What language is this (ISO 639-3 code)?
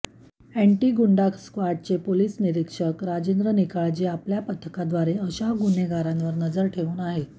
mar